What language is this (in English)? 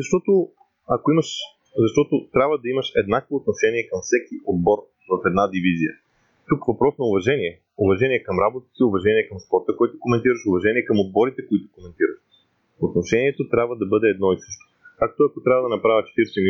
Bulgarian